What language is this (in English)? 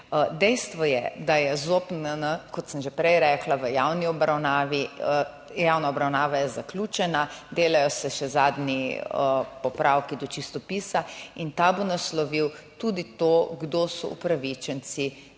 Slovenian